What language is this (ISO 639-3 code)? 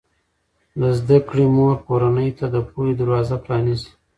pus